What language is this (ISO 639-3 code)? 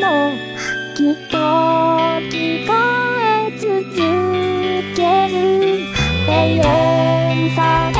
tha